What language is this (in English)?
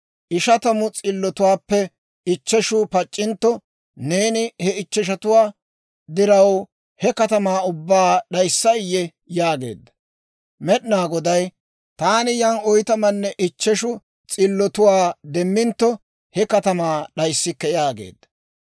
Dawro